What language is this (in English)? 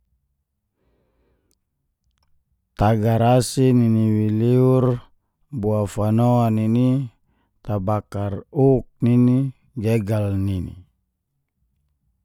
Geser-Gorom